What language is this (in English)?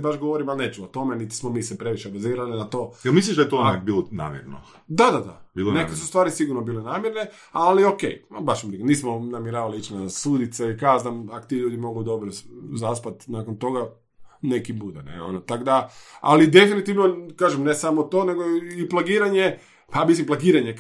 Croatian